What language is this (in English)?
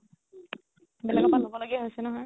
Assamese